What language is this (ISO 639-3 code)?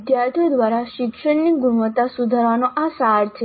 guj